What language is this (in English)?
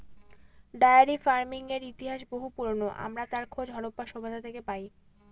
Bangla